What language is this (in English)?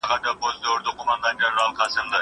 Pashto